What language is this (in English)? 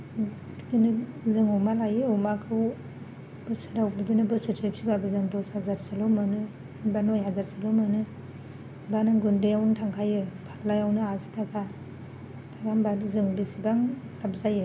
Bodo